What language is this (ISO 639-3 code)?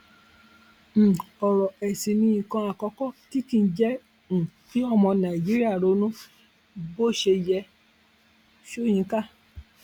yor